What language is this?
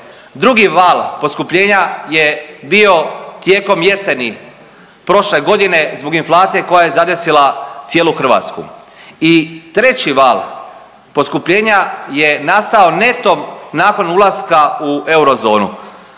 Croatian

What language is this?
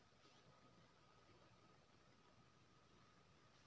Maithili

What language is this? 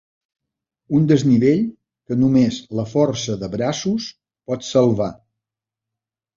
Catalan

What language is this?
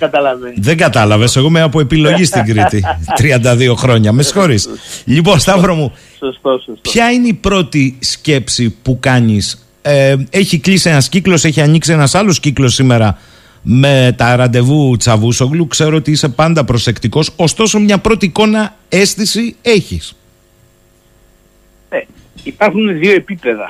Greek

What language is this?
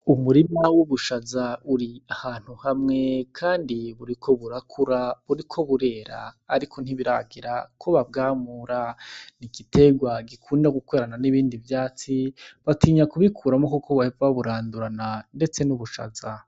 Rundi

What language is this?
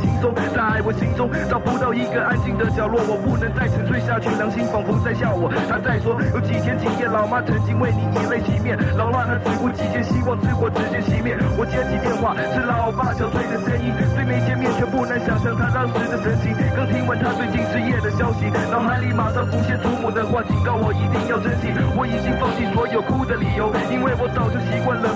Chinese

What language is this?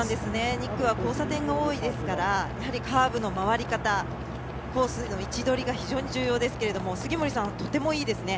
Japanese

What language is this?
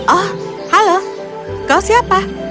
Indonesian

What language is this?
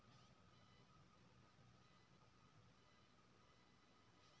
Maithili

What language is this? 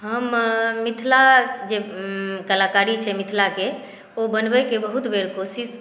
Maithili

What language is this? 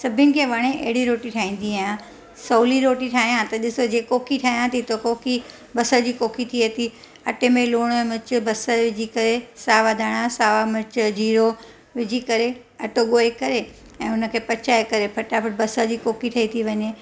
Sindhi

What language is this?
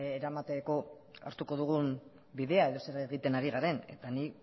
Basque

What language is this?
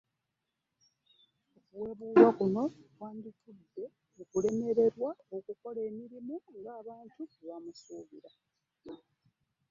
Ganda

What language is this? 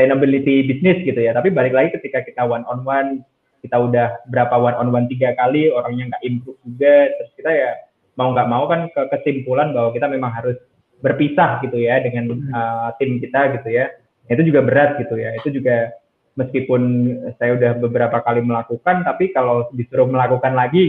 Indonesian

